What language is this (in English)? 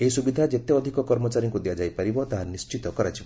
Odia